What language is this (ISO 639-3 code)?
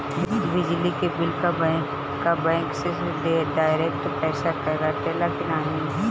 bho